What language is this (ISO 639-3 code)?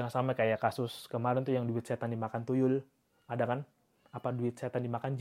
ind